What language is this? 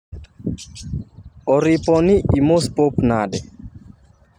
Luo (Kenya and Tanzania)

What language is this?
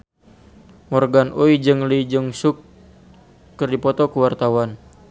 Sundanese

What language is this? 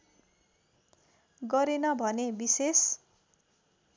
Nepali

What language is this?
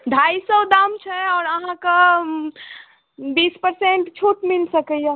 Maithili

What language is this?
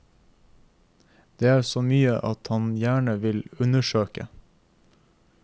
Norwegian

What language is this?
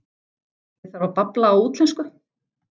Icelandic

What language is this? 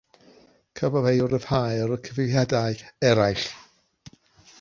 Welsh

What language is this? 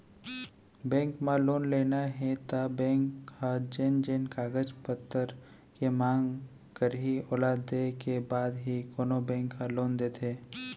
Chhattisgarhi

